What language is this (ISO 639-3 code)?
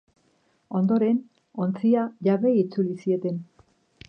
eus